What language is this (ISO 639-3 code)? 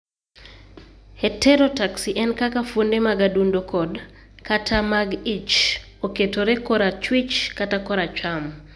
luo